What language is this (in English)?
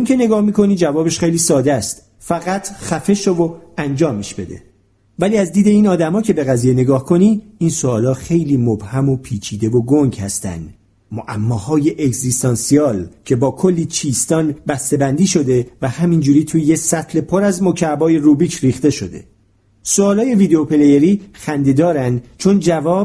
Persian